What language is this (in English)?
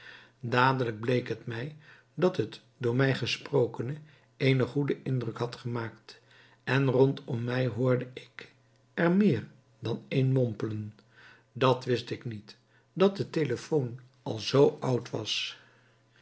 Dutch